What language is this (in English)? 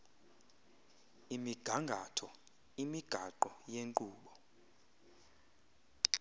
Xhosa